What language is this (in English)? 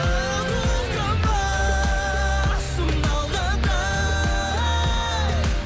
Kazakh